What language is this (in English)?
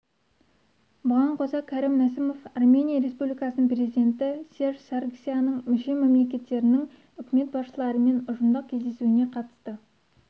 Kazakh